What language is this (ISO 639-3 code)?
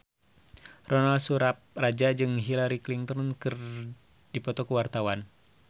sun